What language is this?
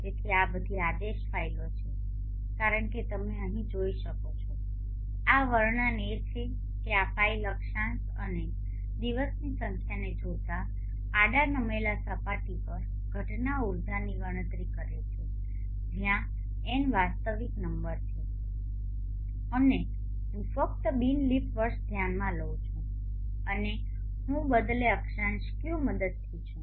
Gujarati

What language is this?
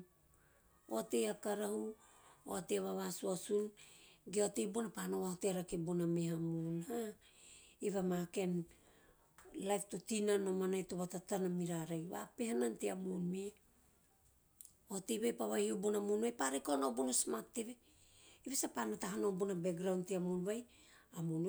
Teop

